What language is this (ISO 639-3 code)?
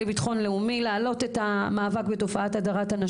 heb